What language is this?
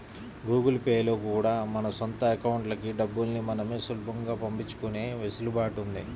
Telugu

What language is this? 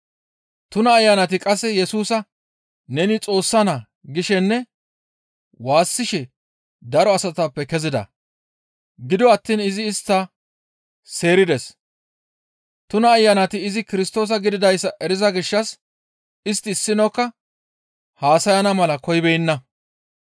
Gamo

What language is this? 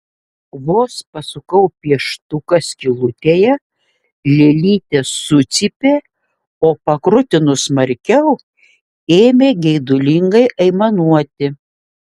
Lithuanian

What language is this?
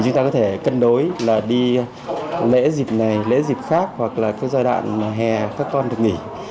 Vietnamese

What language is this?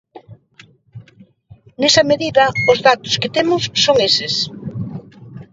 Galician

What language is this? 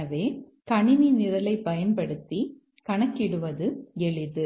Tamil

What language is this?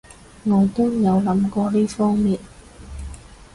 Cantonese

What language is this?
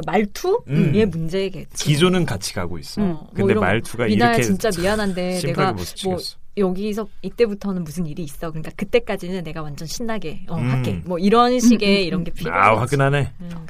Korean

